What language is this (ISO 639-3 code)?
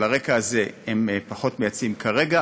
heb